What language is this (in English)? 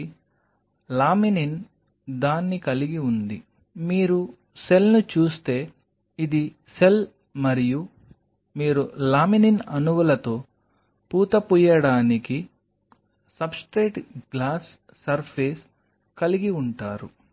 Telugu